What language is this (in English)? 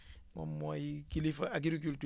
Wolof